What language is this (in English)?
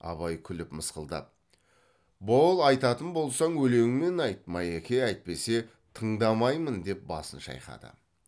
Kazakh